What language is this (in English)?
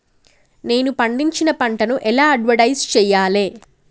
Telugu